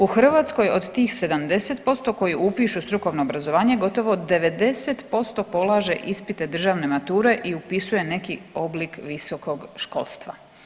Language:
Croatian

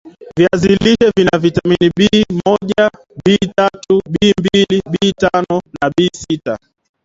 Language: Swahili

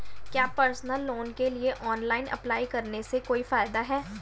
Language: Hindi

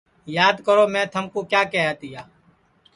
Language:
Sansi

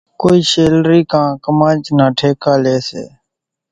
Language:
Kachi Koli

